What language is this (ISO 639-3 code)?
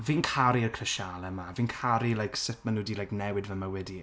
cym